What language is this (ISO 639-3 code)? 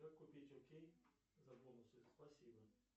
rus